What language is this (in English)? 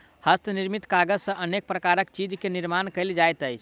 Maithili